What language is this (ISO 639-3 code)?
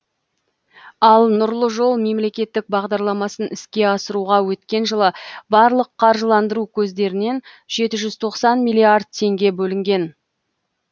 kaz